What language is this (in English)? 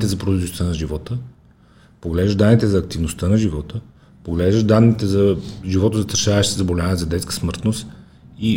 Bulgarian